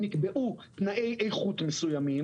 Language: Hebrew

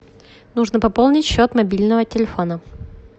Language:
Russian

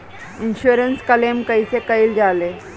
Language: Bhojpuri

